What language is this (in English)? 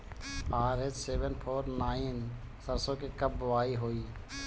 Bhojpuri